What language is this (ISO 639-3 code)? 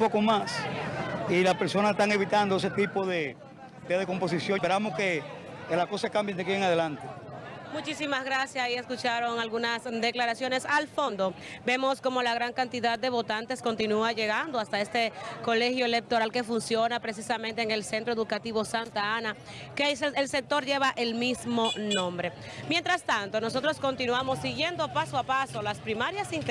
spa